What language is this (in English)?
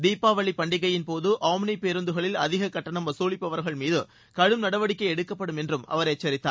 Tamil